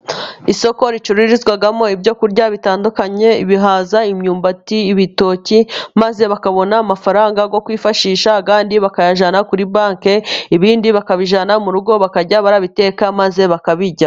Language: Kinyarwanda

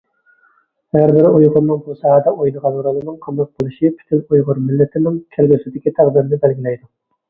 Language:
Uyghur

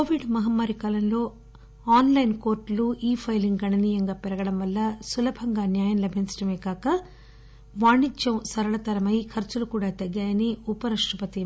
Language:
Telugu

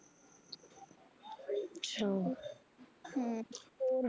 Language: Punjabi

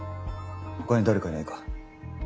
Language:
Japanese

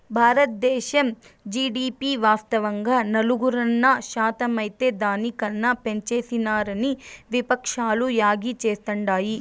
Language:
Telugu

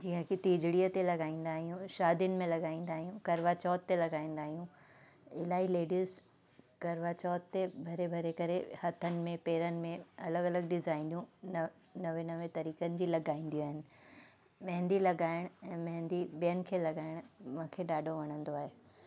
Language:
Sindhi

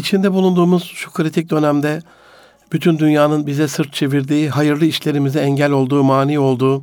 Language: Turkish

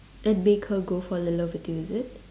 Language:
English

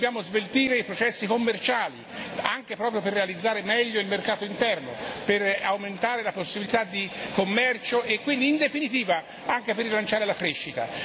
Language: Italian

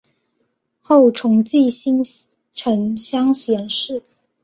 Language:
Chinese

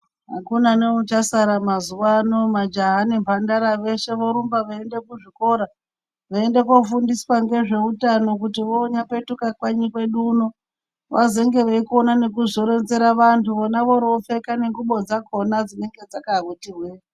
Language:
Ndau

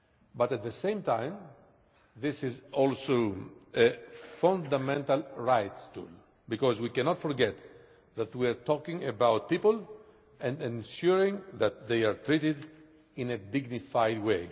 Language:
English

